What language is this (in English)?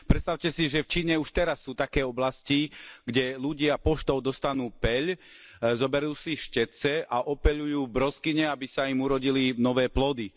Slovak